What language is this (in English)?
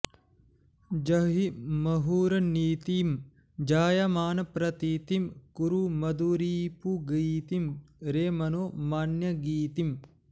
Sanskrit